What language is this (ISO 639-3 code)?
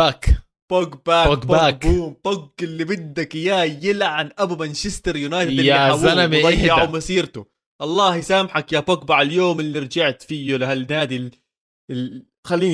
ara